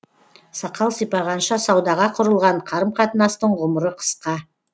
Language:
Kazakh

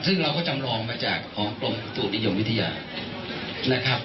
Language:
Thai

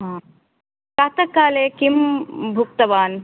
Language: Sanskrit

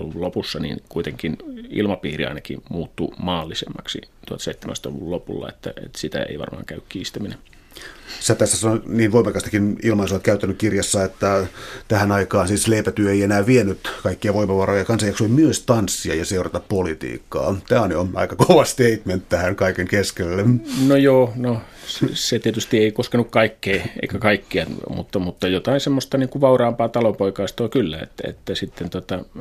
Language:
Finnish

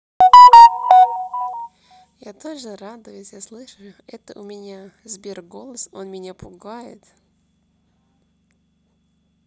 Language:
Russian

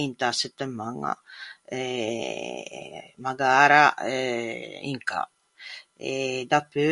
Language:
Ligurian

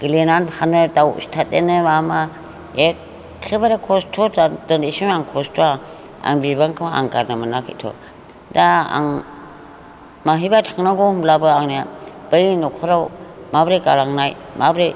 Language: Bodo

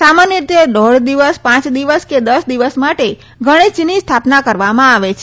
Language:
Gujarati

